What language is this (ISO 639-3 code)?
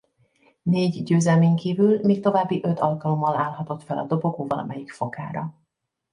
hun